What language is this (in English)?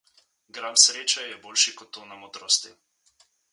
Slovenian